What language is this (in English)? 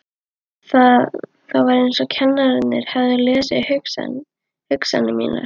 Icelandic